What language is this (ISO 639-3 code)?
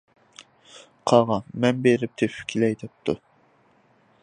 uig